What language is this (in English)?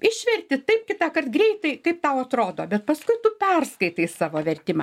Lithuanian